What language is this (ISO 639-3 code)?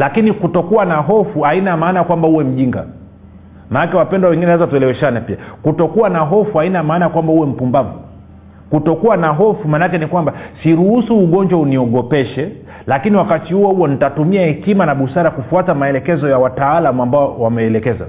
swa